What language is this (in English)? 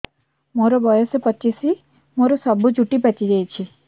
Odia